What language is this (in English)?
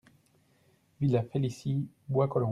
French